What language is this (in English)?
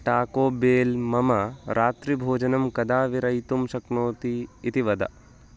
Sanskrit